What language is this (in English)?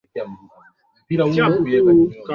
Swahili